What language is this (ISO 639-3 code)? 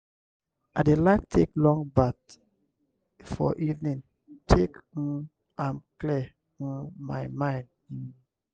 pcm